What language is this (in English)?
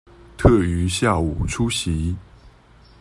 Chinese